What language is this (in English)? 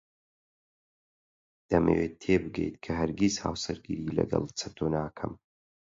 Central Kurdish